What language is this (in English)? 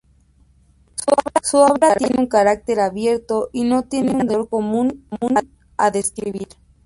Spanish